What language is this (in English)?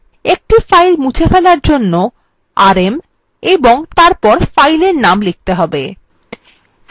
Bangla